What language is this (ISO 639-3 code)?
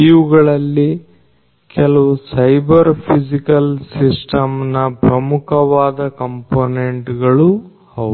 kan